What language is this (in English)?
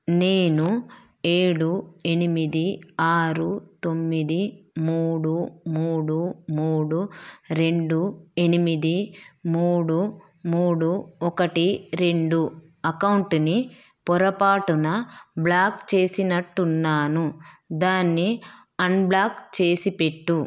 Telugu